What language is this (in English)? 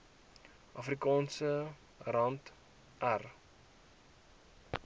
Afrikaans